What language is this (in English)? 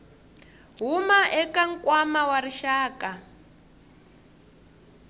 Tsonga